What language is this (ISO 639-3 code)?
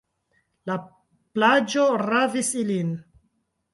epo